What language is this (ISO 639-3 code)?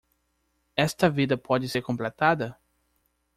por